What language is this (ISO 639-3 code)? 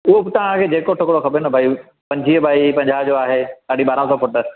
snd